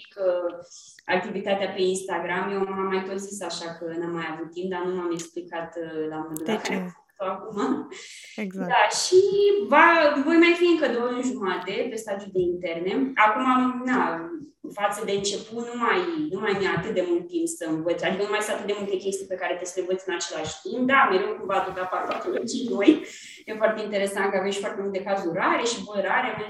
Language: Romanian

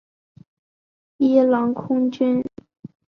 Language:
Chinese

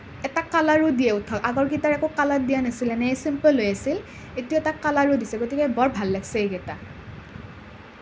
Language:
Assamese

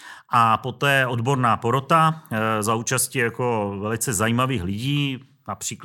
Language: Czech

